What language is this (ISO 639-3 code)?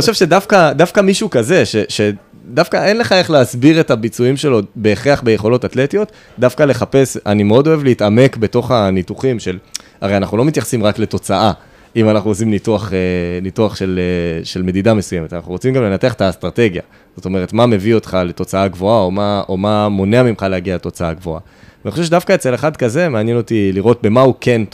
heb